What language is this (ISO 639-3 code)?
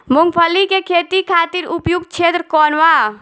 bho